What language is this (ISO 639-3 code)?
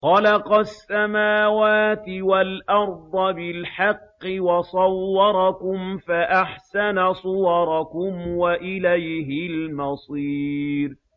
ara